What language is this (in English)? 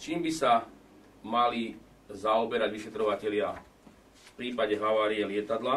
Slovak